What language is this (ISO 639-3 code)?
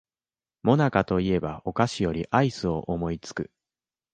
jpn